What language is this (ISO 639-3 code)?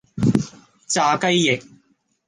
yue